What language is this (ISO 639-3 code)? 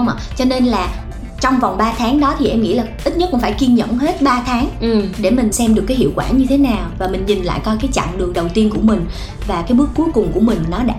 vie